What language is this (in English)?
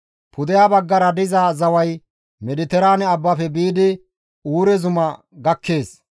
Gamo